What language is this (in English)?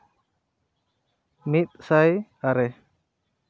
Santali